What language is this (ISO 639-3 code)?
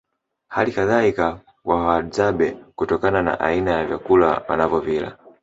swa